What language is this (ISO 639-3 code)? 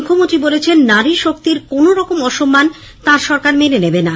ben